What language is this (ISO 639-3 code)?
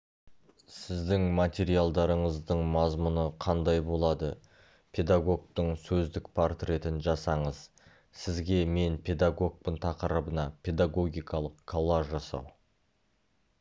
kaz